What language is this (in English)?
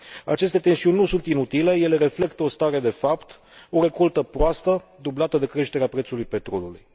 Romanian